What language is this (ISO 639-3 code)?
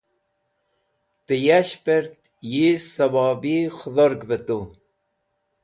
wbl